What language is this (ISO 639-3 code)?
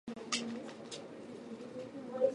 jpn